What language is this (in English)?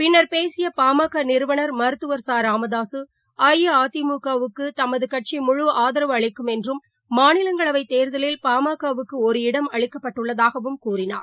Tamil